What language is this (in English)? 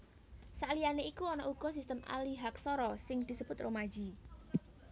Javanese